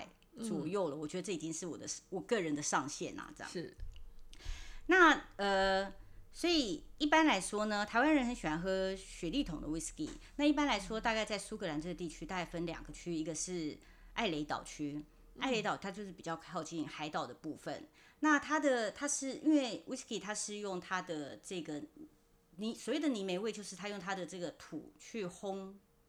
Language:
Chinese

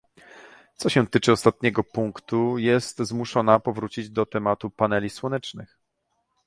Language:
Polish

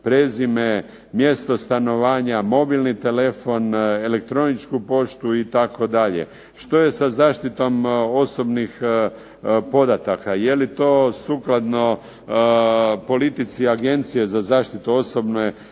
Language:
Croatian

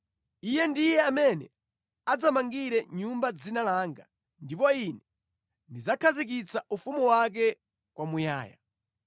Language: Nyanja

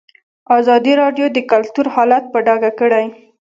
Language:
Pashto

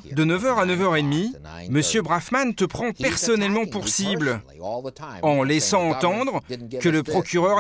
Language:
French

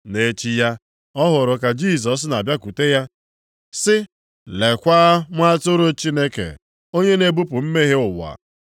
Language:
Igbo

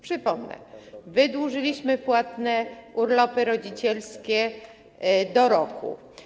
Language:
Polish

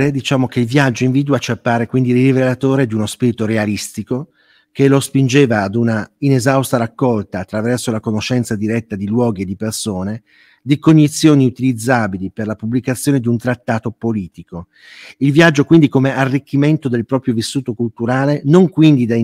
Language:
Italian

